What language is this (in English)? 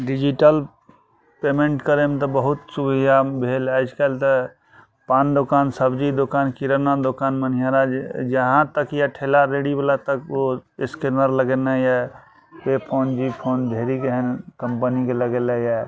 Maithili